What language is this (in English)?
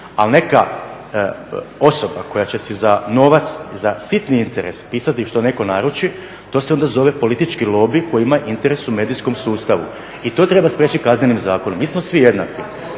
Croatian